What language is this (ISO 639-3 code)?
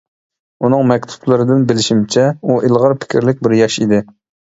uig